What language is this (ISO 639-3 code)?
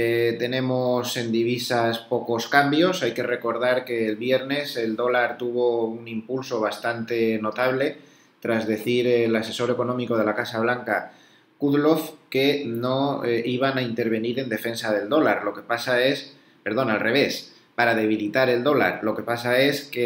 spa